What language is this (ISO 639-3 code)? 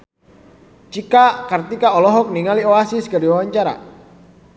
sun